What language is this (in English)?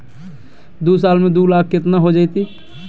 Magahi